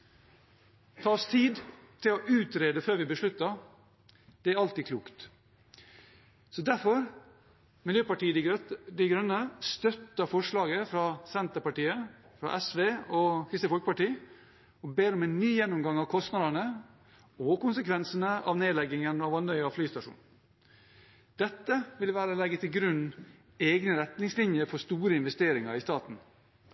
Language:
Norwegian Bokmål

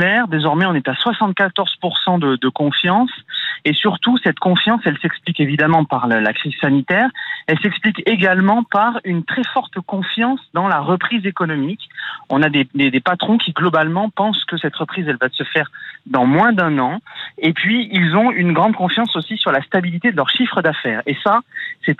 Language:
French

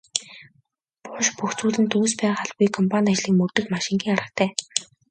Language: Mongolian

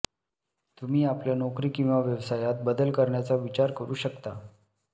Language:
Marathi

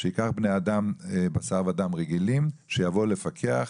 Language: Hebrew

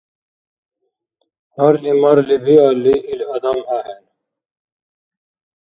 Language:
Dargwa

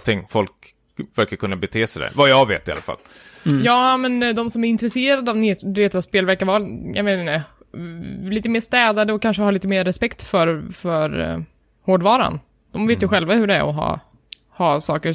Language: Swedish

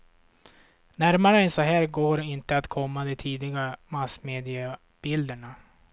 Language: Swedish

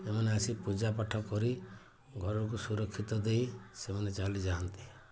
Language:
Odia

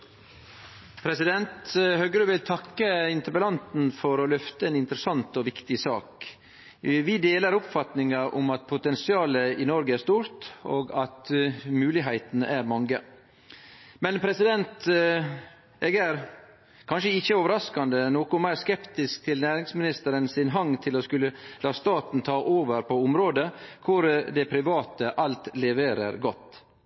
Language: Norwegian Nynorsk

